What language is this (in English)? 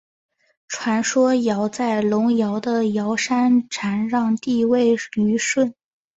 Chinese